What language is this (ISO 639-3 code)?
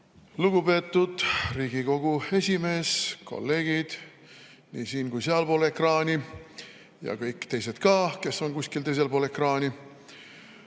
est